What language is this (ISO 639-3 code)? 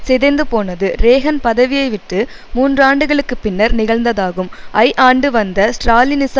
tam